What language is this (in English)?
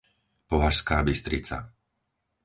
Slovak